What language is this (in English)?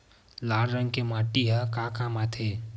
Chhattisgarhi